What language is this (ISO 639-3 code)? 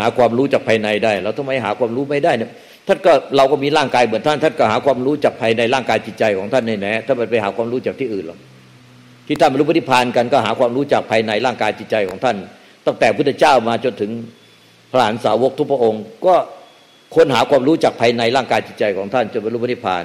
tha